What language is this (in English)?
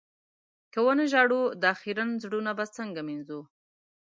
Pashto